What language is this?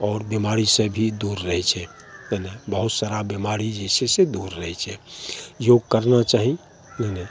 Maithili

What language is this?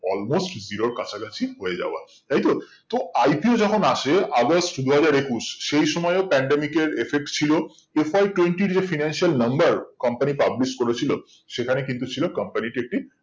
Bangla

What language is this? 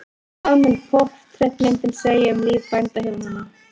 Icelandic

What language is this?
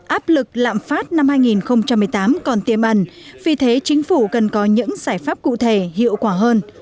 Vietnamese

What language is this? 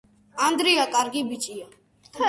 Georgian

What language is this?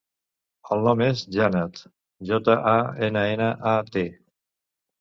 Catalan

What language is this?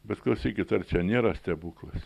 Lithuanian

